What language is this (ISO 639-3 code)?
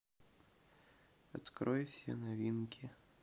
rus